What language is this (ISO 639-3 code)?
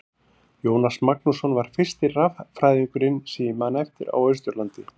isl